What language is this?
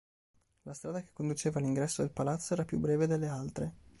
Italian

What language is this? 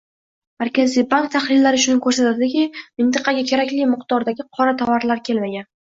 Uzbek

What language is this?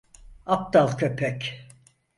Turkish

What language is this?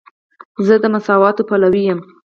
Pashto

